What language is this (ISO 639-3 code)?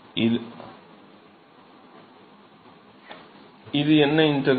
tam